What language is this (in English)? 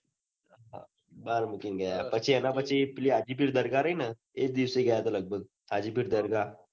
Gujarati